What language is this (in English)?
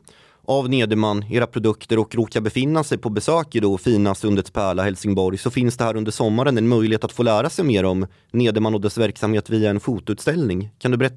Swedish